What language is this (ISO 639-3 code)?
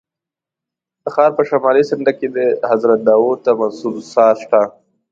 pus